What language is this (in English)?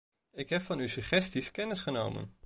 Dutch